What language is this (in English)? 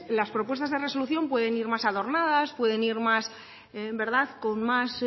Spanish